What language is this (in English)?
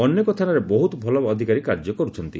Odia